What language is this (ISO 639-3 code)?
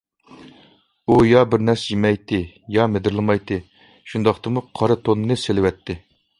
uig